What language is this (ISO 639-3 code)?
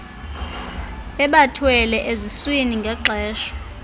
xho